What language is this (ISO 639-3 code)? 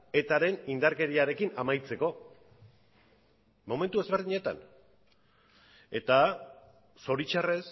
eus